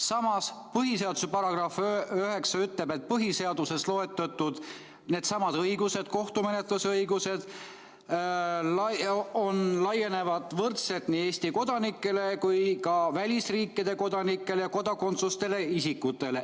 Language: Estonian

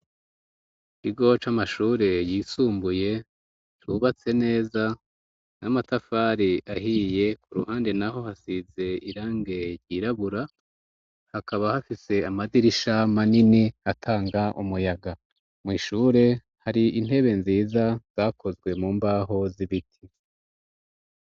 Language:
Rundi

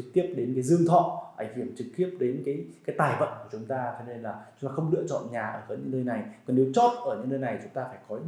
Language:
Vietnamese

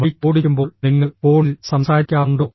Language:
Malayalam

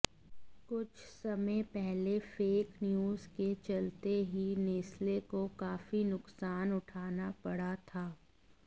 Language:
Hindi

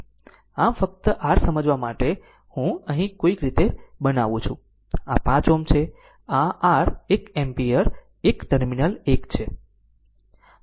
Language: Gujarati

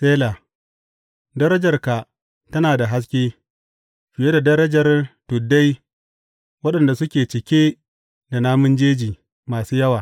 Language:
Hausa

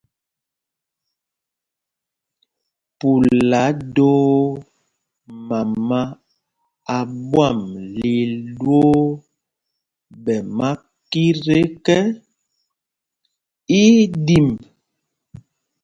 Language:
Mpumpong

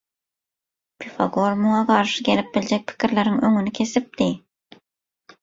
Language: Turkmen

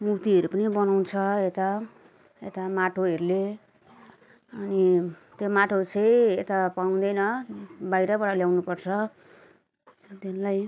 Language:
Nepali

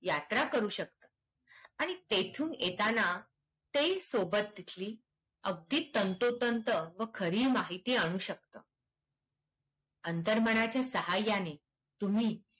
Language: Marathi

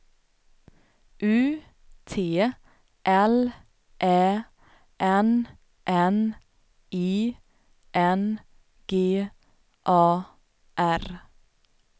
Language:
Swedish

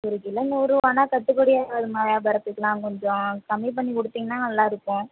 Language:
Tamil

